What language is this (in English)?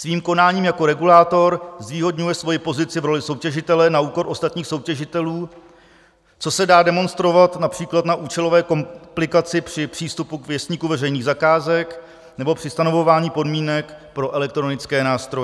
Czech